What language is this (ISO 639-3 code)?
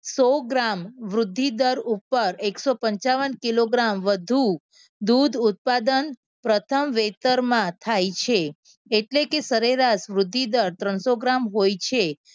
guj